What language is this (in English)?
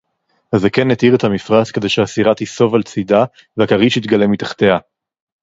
Hebrew